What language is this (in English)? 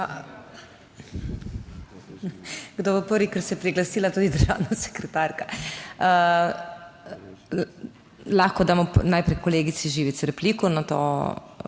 Slovenian